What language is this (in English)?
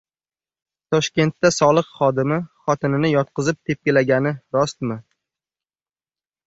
Uzbek